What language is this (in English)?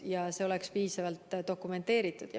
Estonian